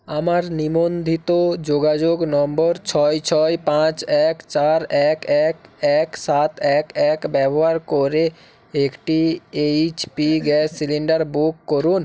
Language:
Bangla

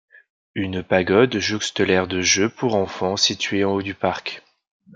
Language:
French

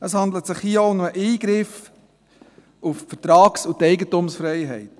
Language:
Swiss German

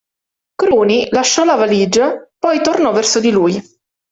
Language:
Italian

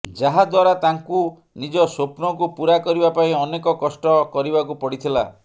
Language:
Odia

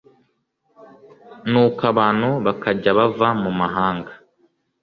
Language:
Kinyarwanda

